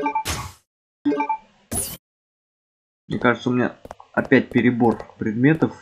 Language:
Russian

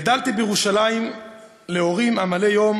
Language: Hebrew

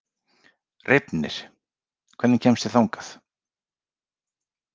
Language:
Icelandic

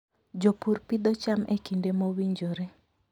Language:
Luo (Kenya and Tanzania)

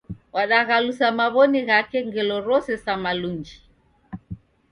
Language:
Taita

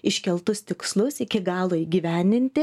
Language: Lithuanian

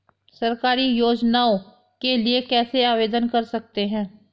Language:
Hindi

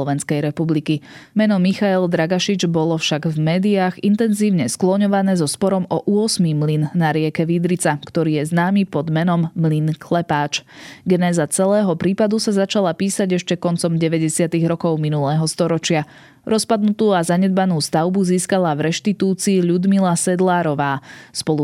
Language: Slovak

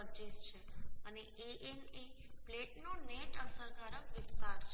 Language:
Gujarati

